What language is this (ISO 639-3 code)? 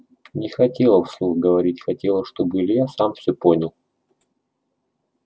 rus